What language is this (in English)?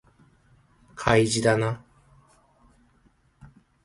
Japanese